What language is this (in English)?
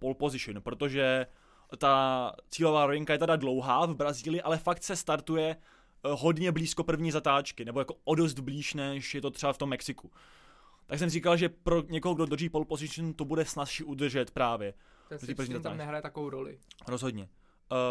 Czech